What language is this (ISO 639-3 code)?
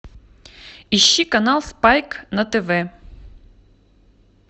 rus